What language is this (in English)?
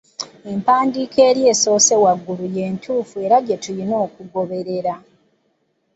Ganda